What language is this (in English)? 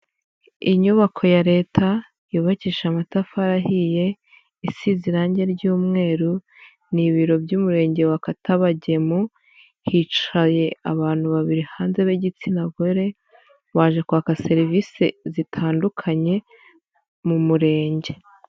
Kinyarwanda